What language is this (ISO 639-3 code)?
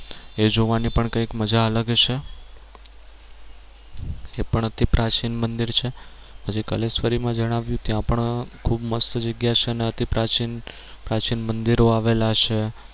guj